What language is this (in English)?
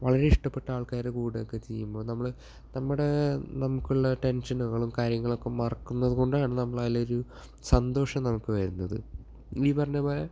Malayalam